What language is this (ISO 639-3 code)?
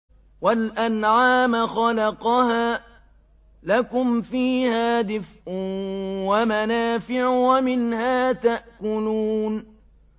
ara